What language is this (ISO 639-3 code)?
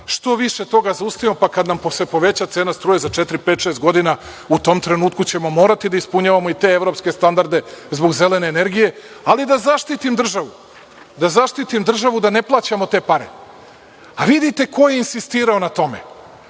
srp